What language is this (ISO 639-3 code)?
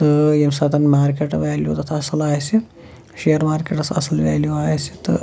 kas